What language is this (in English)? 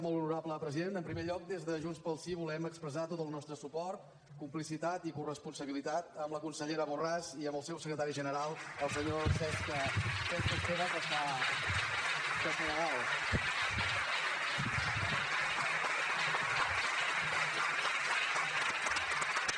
Catalan